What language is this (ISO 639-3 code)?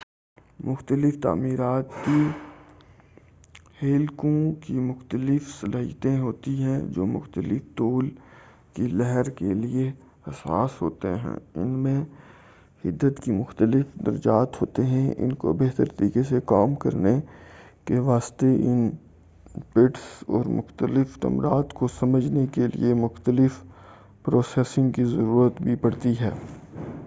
urd